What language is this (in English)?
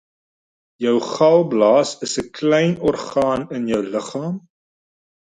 Afrikaans